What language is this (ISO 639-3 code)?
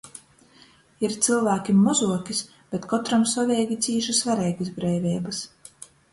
ltg